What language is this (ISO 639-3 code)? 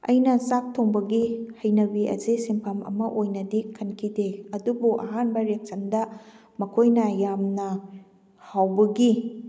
mni